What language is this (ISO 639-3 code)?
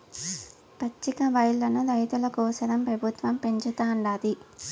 tel